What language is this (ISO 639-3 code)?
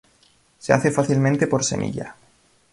spa